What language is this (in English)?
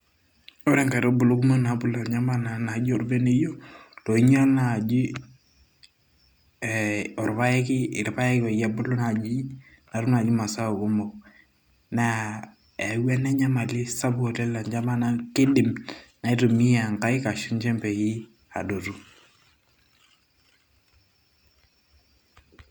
Masai